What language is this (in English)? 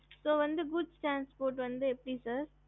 Tamil